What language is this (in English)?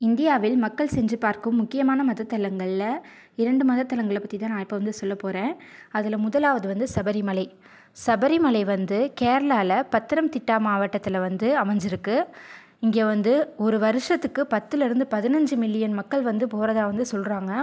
Tamil